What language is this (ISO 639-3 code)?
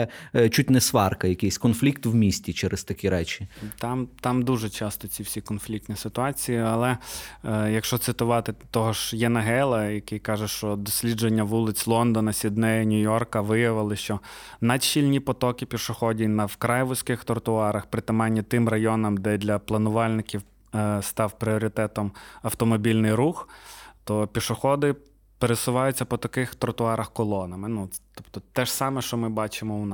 ukr